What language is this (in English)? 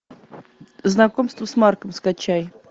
Russian